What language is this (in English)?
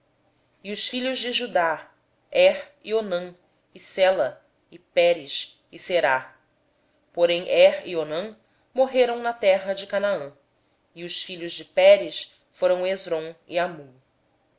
Portuguese